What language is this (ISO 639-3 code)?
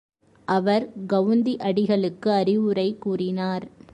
tam